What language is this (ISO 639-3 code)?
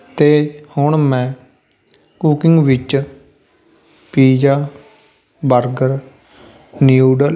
pan